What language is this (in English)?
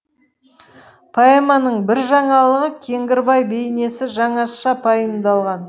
Kazakh